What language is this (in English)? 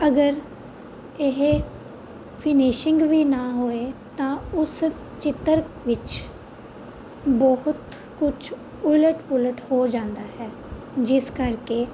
Punjabi